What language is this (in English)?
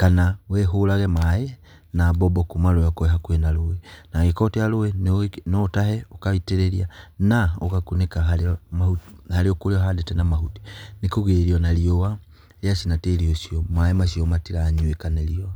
Kikuyu